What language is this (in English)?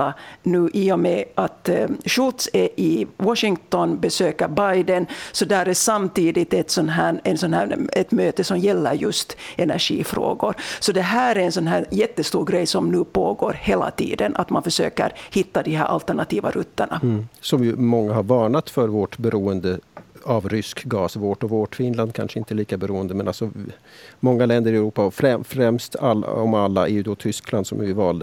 Swedish